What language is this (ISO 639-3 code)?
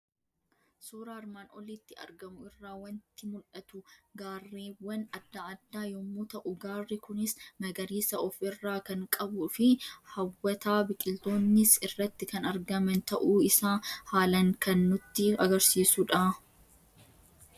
orm